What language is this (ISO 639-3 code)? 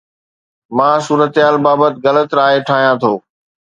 snd